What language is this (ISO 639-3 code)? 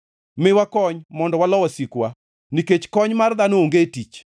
luo